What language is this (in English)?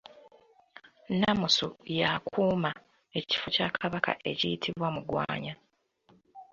Ganda